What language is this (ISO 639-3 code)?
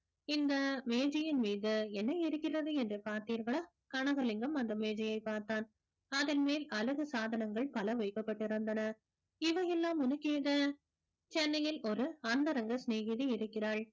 tam